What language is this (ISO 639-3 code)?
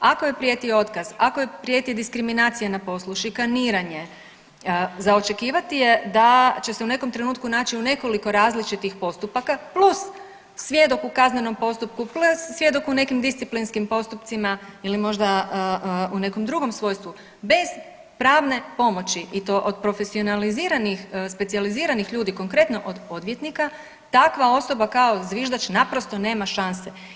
hrv